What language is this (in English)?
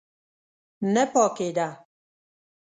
Pashto